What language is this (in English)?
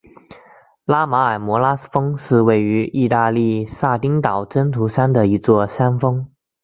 Chinese